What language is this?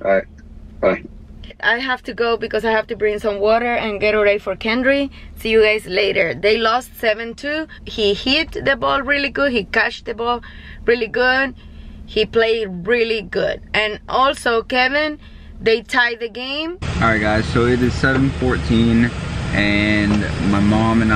English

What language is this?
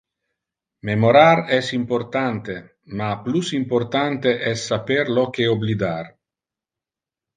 Interlingua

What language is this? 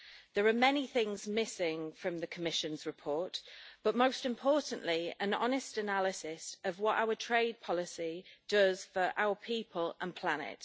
English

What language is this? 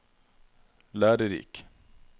Norwegian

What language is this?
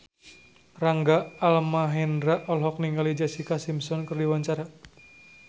Sundanese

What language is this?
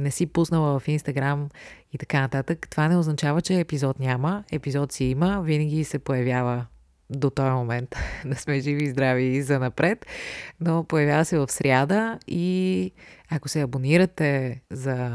Bulgarian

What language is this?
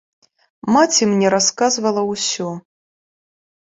Belarusian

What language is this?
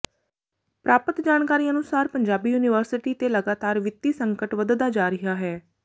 Punjabi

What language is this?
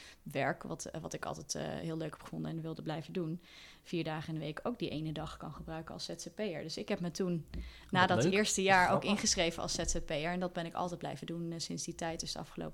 Dutch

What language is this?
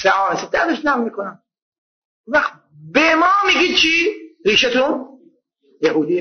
Persian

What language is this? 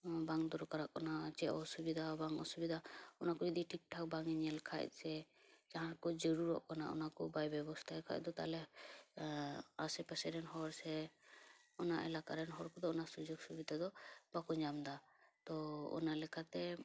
Santali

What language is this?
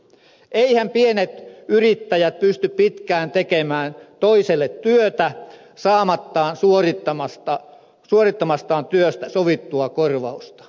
Finnish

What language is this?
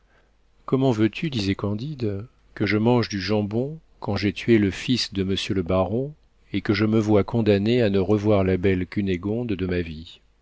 French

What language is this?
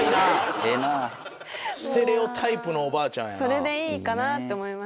Japanese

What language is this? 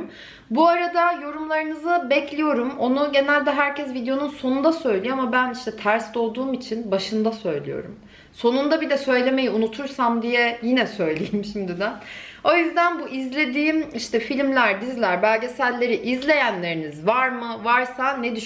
Turkish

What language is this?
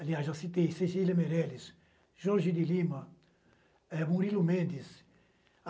Portuguese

